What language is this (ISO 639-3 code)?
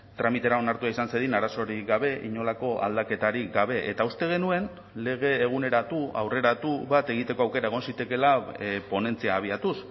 eus